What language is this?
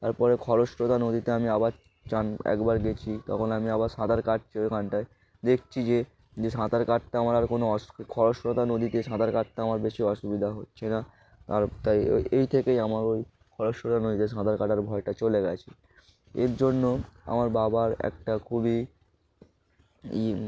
Bangla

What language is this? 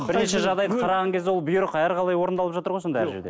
Kazakh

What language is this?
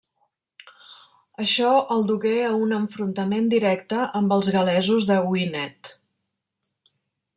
Catalan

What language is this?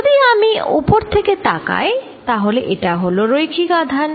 Bangla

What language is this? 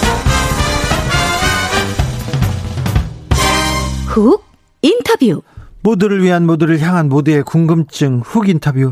Korean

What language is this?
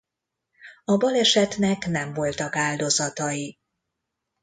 Hungarian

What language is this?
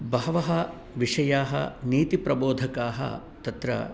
Sanskrit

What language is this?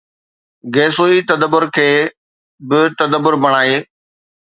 Sindhi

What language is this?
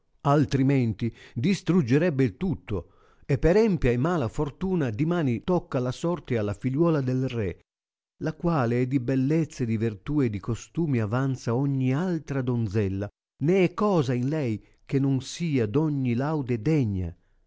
Italian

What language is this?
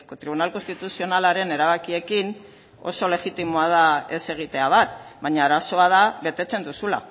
Basque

